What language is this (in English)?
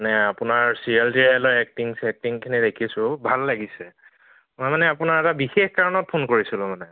Assamese